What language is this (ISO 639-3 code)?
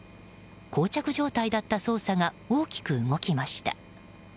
jpn